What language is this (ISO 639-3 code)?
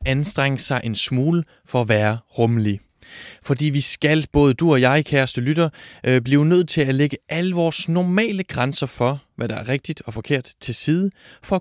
dan